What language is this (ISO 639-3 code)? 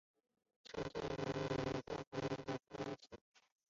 zho